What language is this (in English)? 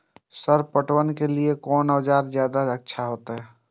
Maithili